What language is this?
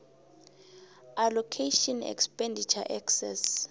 South Ndebele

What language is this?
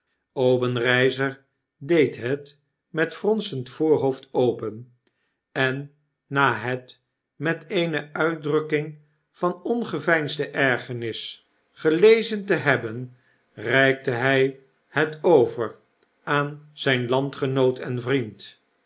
Dutch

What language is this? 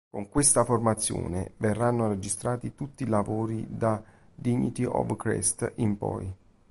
Italian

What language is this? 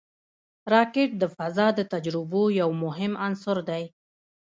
Pashto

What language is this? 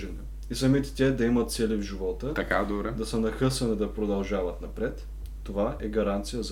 Bulgarian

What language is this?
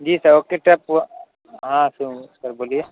Urdu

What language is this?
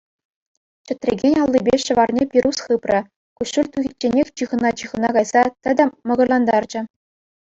Chuvash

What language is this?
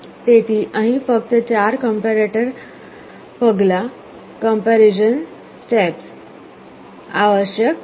Gujarati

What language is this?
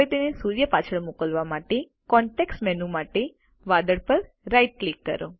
Gujarati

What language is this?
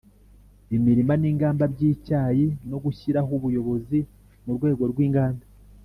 Kinyarwanda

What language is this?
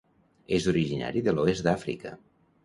Catalan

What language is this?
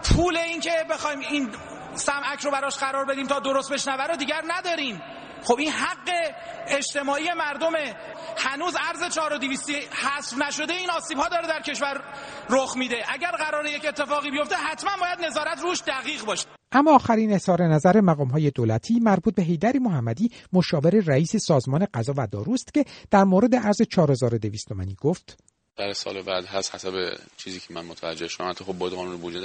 Persian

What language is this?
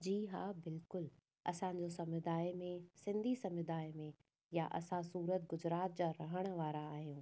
Sindhi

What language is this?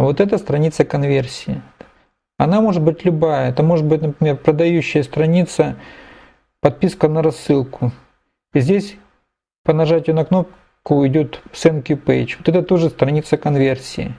Russian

